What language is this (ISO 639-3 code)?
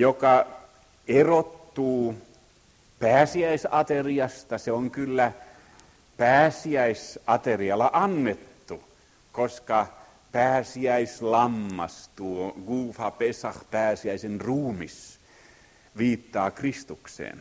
fin